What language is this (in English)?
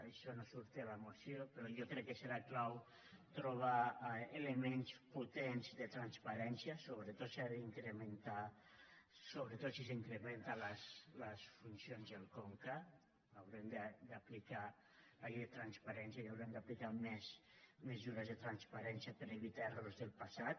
Catalan